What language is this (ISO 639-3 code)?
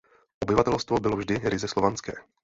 ces